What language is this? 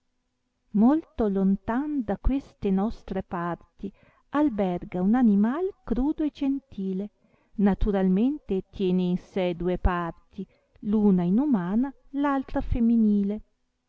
Italian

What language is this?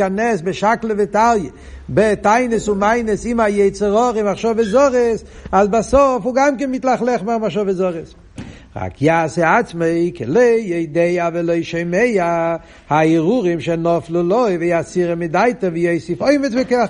Hebrew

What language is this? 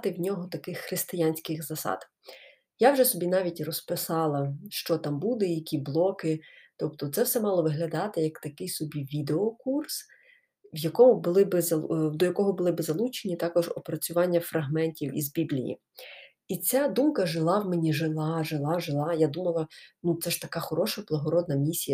Ukrainian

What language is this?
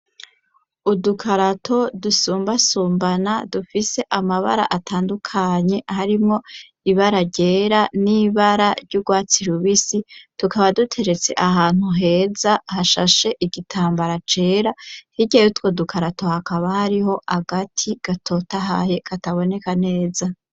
Rundi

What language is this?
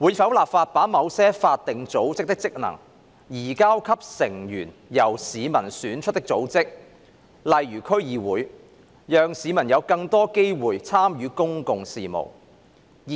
Cantonese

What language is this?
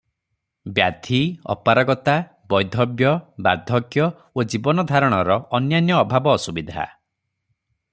Odia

